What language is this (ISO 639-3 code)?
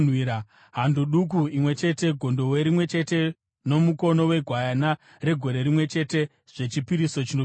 sna